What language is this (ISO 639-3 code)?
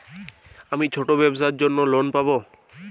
ben